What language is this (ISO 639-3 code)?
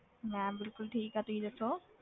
pan